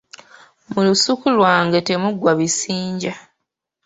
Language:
Ganda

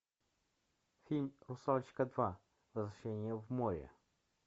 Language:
Russian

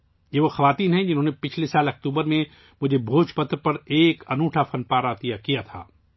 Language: Urdu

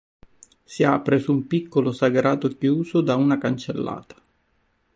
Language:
Italian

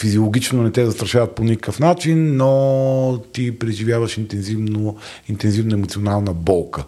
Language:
Bulgarian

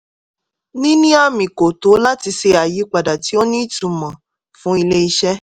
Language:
Yoruba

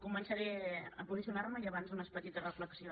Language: Catalan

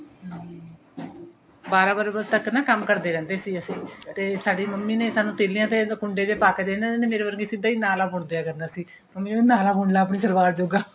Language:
Punjabi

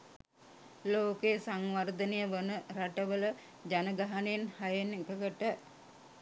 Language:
Sinhala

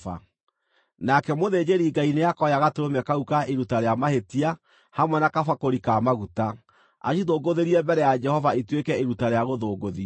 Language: Kikuyu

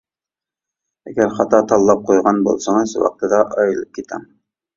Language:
Uyghur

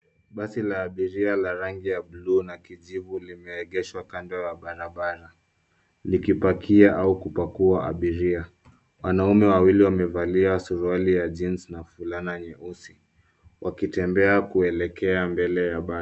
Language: Swahili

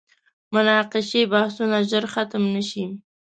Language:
Pashto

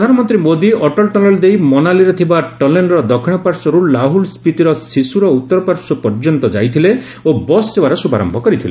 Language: Odia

